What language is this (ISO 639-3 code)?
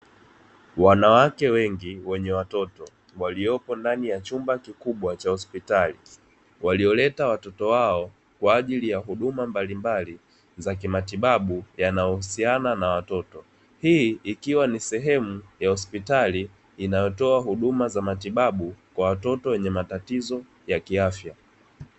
swa